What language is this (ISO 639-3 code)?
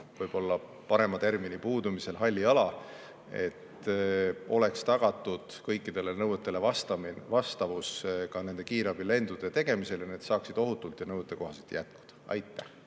est